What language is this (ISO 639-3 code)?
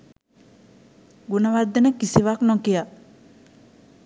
sin